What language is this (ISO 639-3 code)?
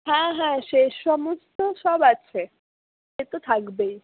ben